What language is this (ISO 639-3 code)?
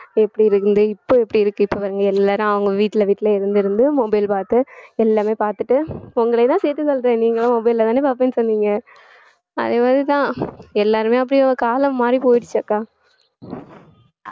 tam